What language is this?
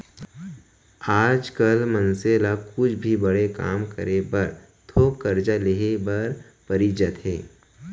Chhattisgarhi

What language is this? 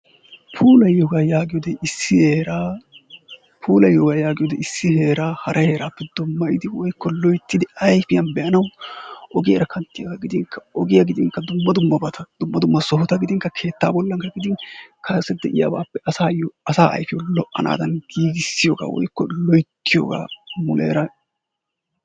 Wolaytta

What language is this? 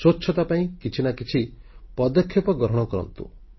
Odia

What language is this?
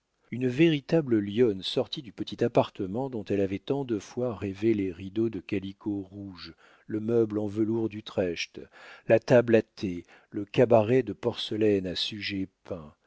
French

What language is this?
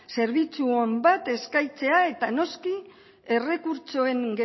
Basque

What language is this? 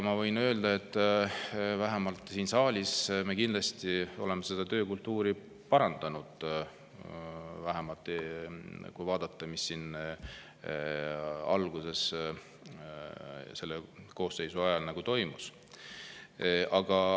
Estonian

